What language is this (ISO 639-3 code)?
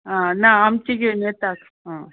kok